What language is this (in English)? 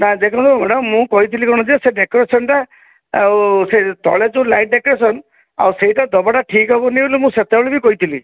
Odia